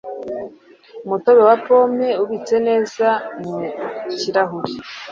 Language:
Kinyarwanda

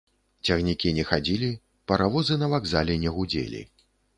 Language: Belarusian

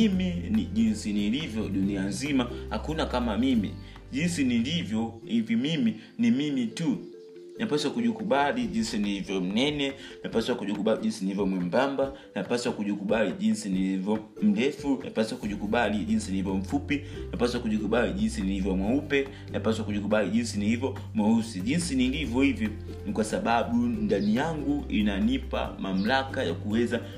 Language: Swahili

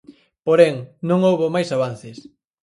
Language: Galician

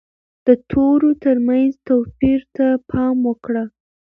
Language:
Pashto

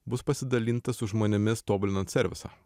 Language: Lithuanian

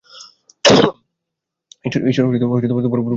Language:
Bangla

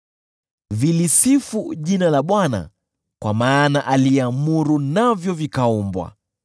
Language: Swahili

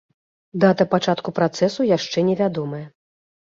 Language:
Belarusian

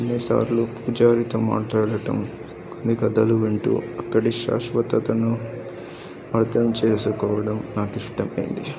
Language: Telugu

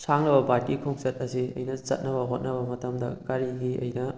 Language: Manipuri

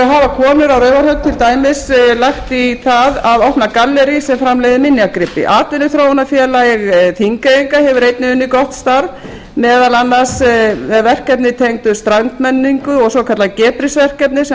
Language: Icelandic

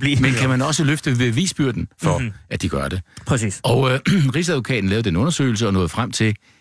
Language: Danish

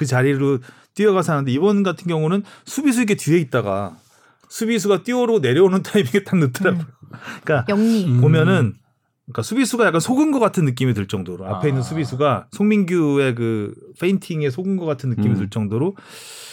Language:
Korean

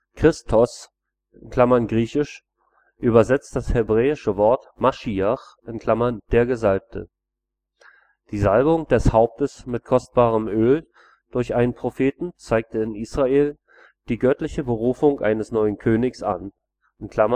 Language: German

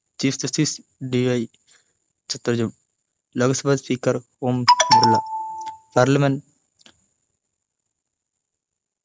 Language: Malayalam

